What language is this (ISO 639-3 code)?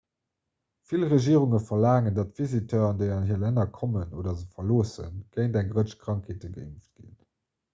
ltz